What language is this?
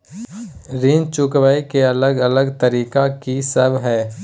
Maithili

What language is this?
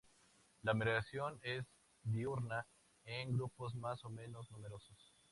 Spanish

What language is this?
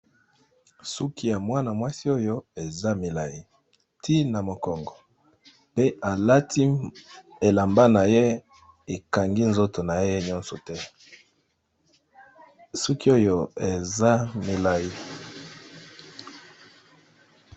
Lingala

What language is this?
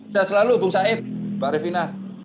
Indonesian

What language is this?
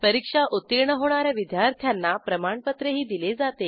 Marathi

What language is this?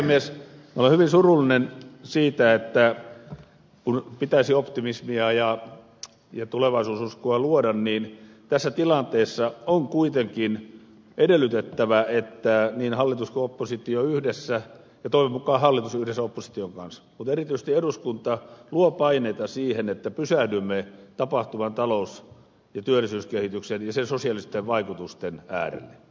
Finnish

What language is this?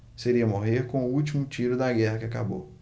Portuguese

